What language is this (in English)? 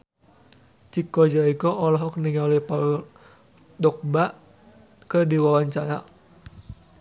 Sundanese